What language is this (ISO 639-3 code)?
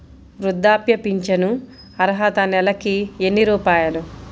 tel